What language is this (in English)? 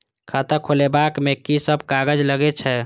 Maithili